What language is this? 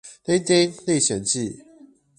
Chinese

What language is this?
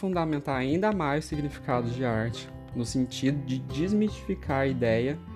Portuguese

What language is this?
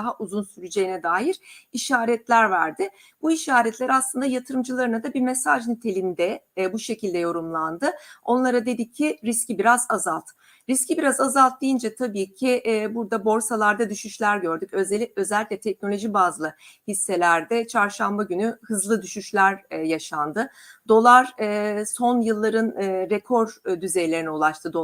Turkish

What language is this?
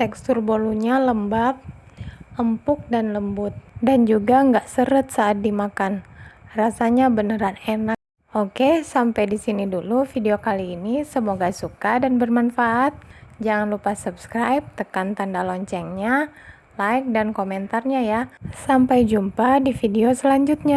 Indonesian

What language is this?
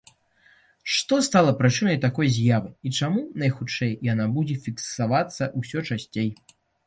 Belarusian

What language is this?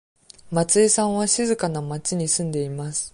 Japanese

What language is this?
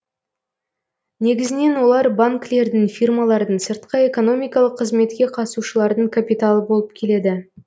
Kazakh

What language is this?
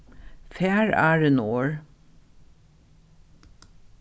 Faroese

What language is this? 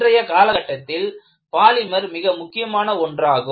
Tamil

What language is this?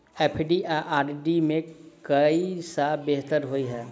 Maithili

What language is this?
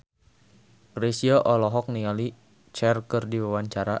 Sundanese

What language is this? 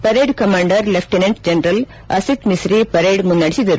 Kannada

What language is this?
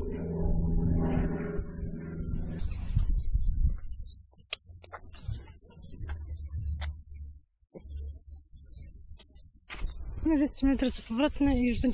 Polish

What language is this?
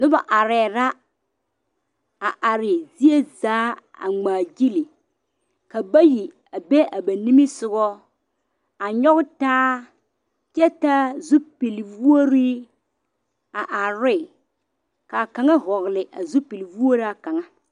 Southern Dagaare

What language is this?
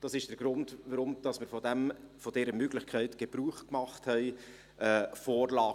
Swiss German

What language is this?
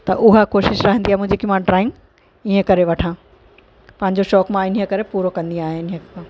Sindhi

